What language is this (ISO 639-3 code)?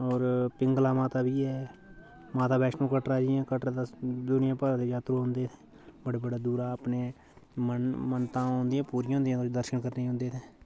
doi